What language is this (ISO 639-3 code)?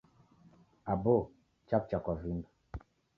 dav